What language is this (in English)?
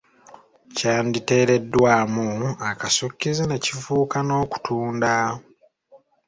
Ganda